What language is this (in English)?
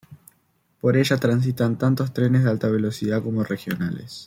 Spanish